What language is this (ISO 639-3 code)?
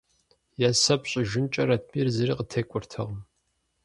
kbd